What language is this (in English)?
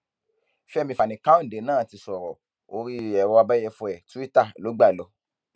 Yoruba